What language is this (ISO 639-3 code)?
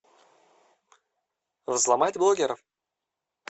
rus